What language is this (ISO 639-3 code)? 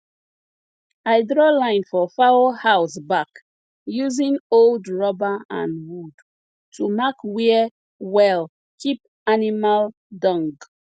pcm